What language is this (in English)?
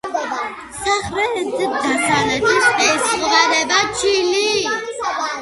Georgian